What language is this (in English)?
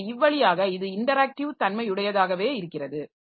Tamil